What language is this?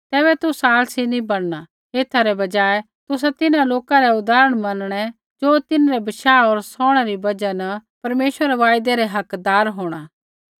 Kullu Pahari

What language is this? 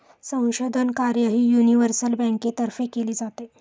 Marathi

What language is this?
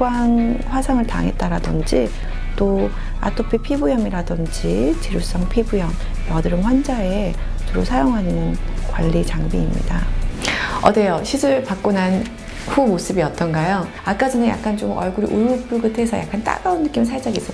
Korean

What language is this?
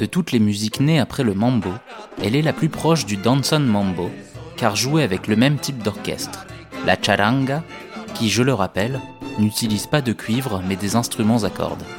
French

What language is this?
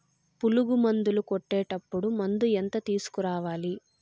Telugu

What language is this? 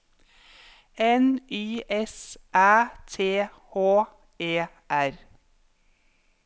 Norwegian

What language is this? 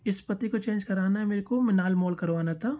Hindi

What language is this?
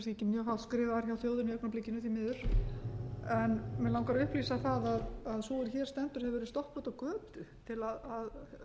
Icelandic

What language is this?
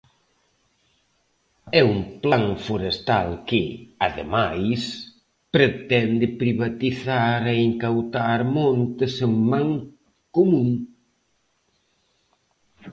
Galician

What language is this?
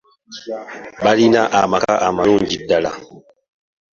Ganda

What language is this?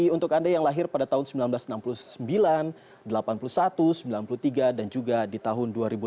Indonesian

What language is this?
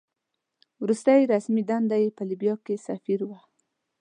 Pashto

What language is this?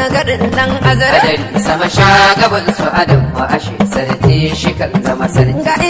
Arabic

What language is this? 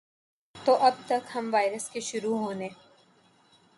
Urdu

